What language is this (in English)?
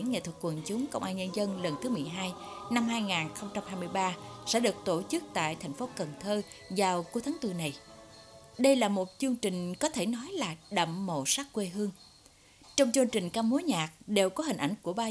Vietnamese